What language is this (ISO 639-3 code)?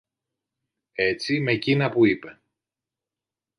ell